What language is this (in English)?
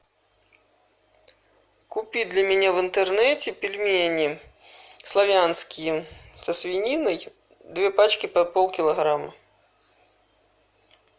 Russian